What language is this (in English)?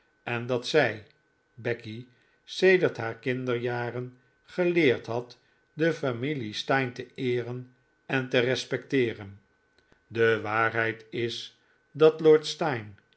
Dutch